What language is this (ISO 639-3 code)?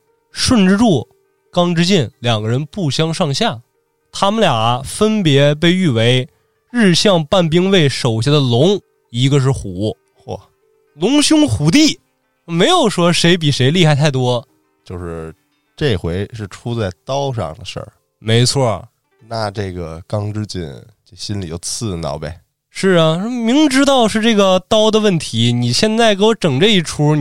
zho